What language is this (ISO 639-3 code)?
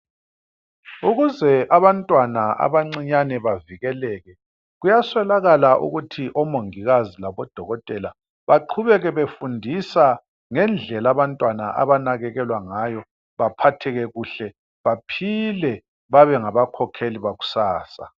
nde